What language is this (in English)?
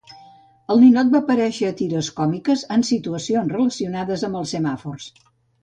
Catalan